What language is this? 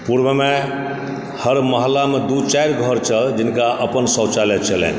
Maithili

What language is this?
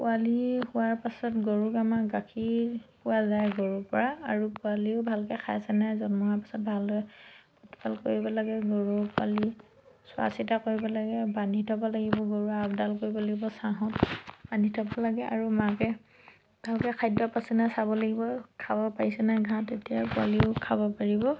Assamese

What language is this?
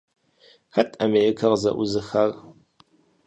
Kabardian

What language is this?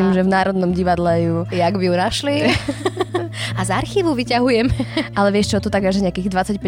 Slovak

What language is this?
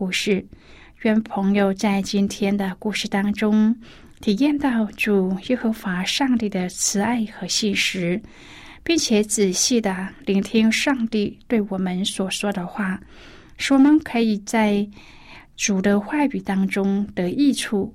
Chinese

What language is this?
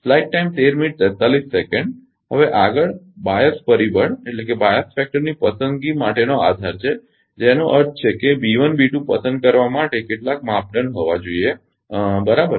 Gujarati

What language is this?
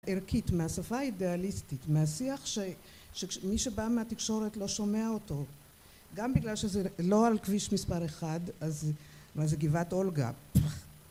Hebrew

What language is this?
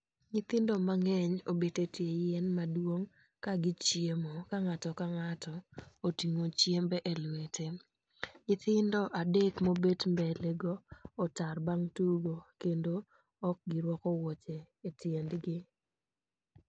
Luo (Kenya and Tanzania)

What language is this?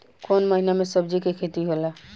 Bhojpuri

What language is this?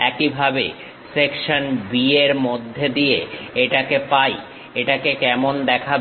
Bangla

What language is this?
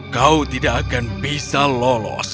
Indonesian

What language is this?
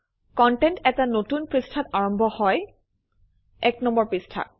Assamese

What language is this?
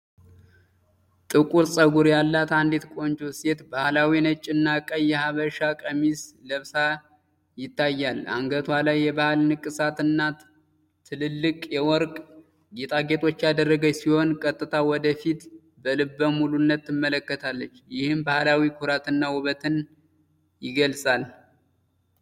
Amharic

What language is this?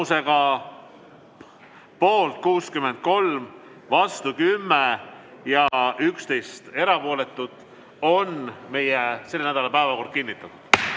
Estonian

